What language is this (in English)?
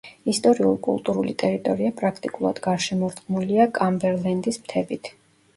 Georgian